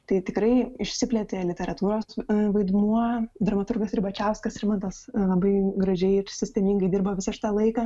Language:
Lithuanian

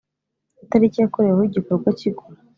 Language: Kinyarwanda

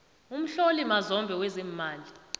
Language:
South Ndebele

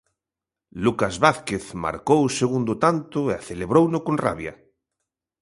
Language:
Galician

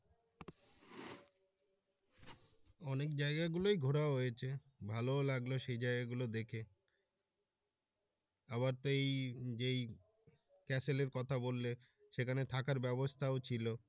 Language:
Bangla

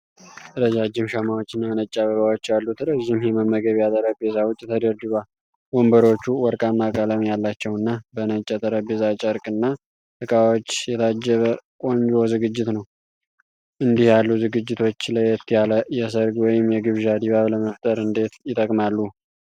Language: Amharic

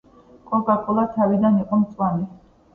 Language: Georgian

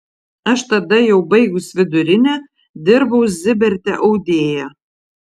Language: Lithuanian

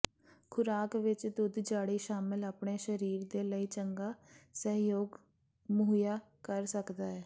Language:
Punjabi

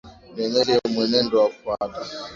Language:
Swahili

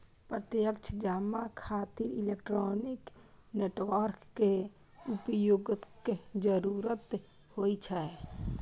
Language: Maithili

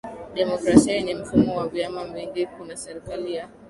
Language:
Swahili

